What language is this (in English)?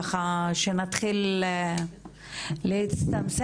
Hebrew